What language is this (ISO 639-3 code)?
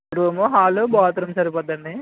tel